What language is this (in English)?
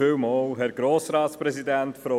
Swiss German